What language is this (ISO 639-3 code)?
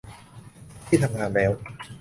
tha